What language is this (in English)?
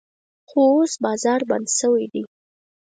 Pashto